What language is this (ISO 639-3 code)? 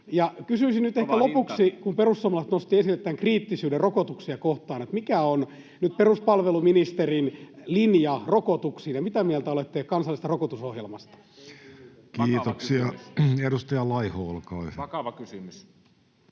fin